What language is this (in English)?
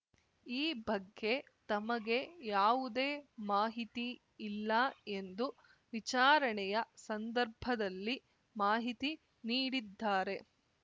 Kannada